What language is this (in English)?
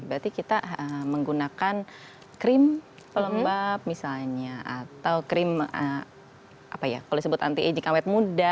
Indonesian